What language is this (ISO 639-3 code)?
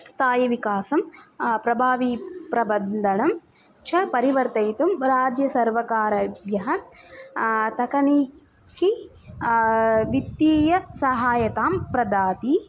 san